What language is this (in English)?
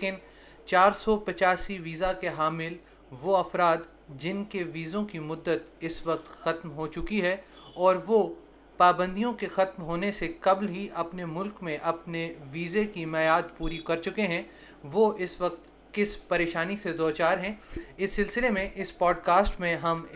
Urdu